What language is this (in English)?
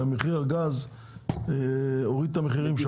Hebrew